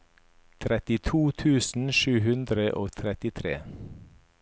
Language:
Norwegian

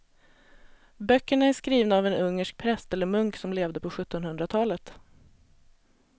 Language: Swedish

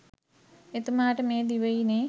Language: Sinhala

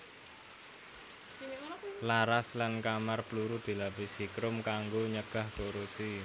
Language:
Javanese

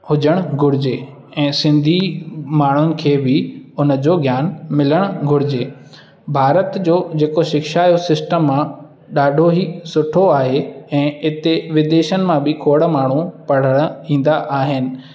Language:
Sindhi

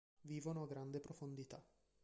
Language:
Italian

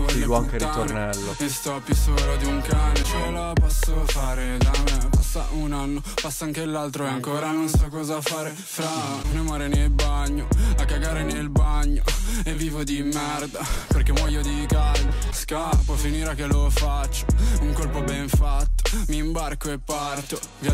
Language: Italian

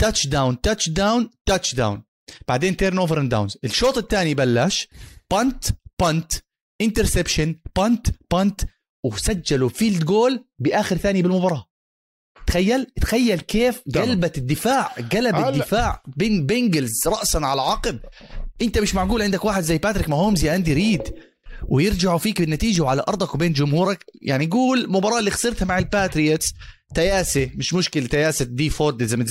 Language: Arabic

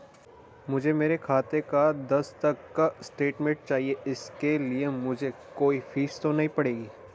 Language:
Hindi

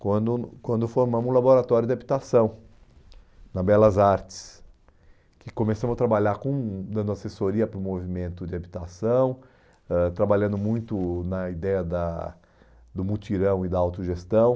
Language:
Portuguese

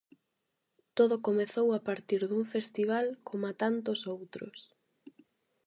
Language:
Galician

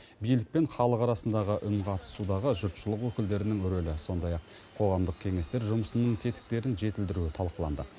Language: Kazakh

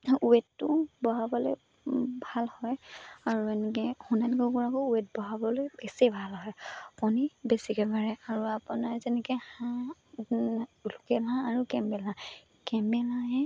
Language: Assamese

